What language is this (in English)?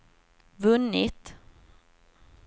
Swedish